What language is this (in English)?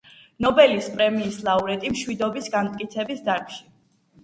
Georgian